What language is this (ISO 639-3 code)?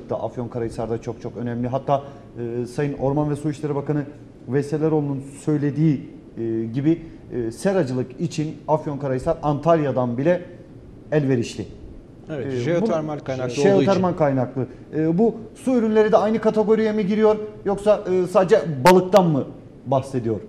tur